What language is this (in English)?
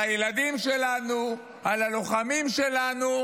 Hebrew